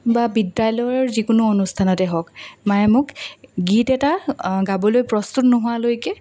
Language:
Assamese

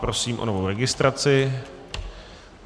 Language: Czech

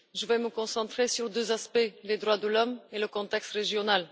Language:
French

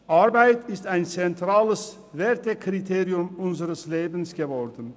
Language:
Swiss German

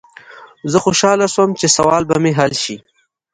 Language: Pashto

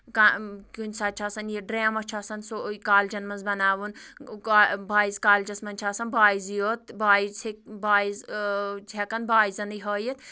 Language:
Kashmiri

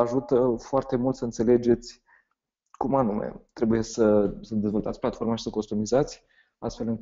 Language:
Romanian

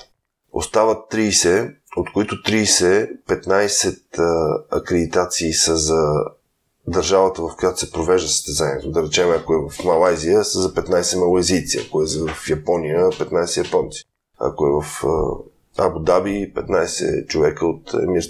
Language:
Bulgarian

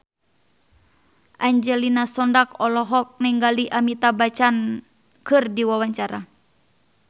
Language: Sundanese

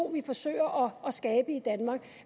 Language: Danish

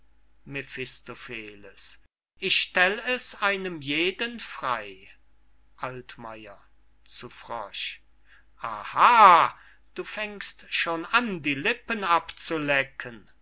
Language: German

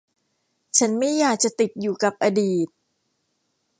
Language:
Thai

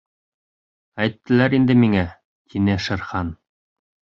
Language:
Bashkir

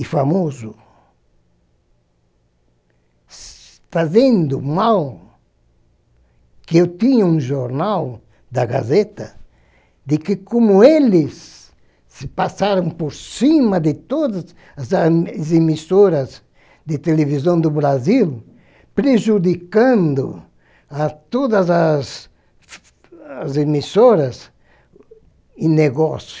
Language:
Portuguese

